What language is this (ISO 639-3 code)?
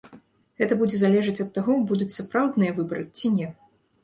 bel